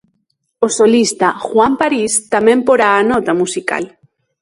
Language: Galician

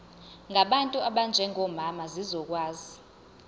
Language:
Zulu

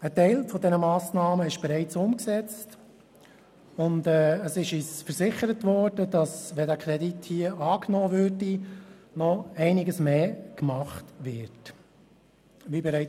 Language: Swiss German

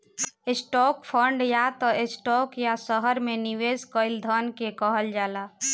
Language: Bhojpuri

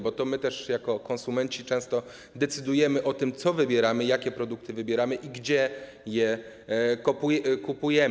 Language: Polish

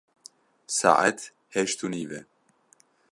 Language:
Kurdish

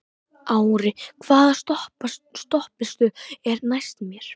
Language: Icelandic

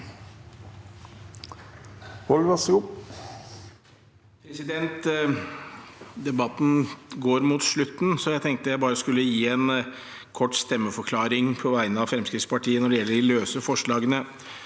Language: Norwegian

